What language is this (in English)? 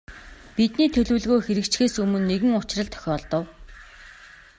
Mongolian